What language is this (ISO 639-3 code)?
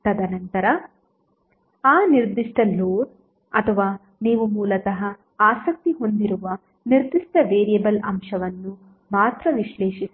kan